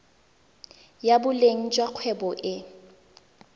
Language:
Tswana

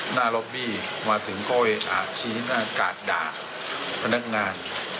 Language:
Thai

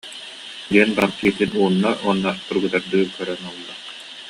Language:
Yakut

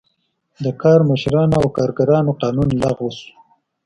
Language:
Pashto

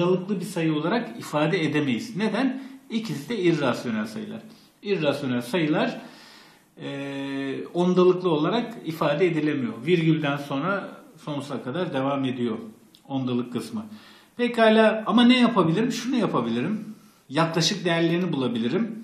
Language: Turkish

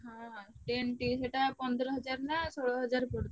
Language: Odia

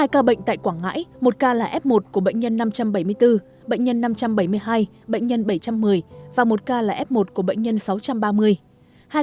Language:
Vietnamese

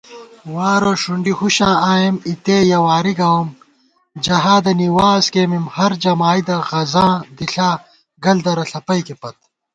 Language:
Gawar-Bati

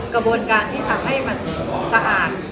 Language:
Thai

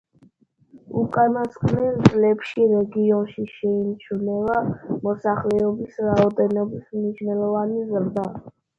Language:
Georgian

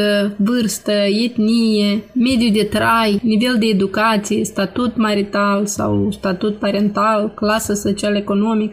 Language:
Romanian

